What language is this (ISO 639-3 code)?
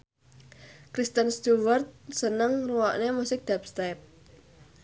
jav